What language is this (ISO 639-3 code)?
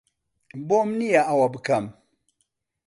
ckb